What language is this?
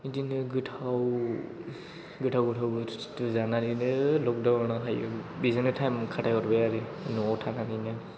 Bodo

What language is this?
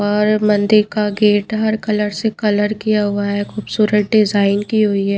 Hindi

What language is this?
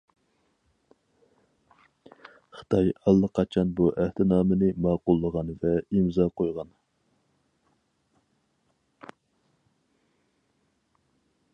Uyghur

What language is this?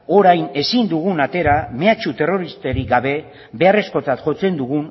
Basque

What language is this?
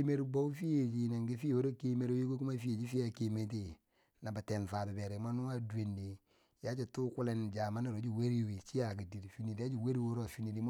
Bangwinji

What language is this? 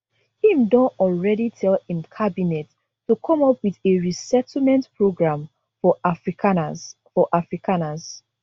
Nigerian Pidgin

